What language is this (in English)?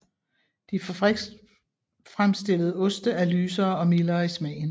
Danish